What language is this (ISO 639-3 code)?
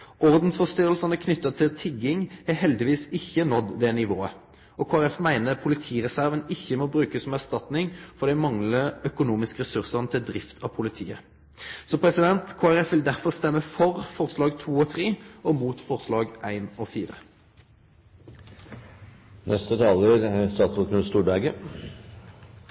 nno